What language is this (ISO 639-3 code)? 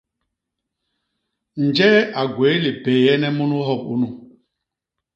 bas